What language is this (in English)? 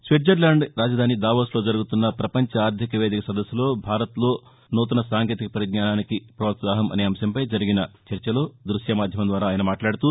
Telugu